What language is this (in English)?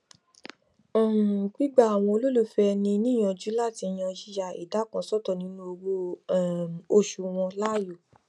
Yoruba